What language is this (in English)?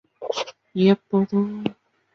Chinese